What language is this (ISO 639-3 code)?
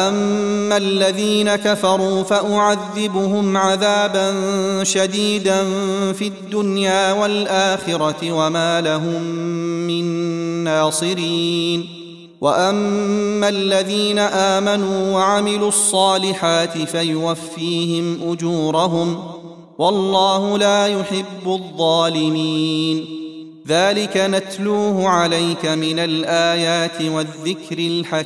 ara